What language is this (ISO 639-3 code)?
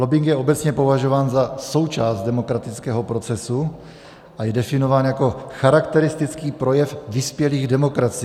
ces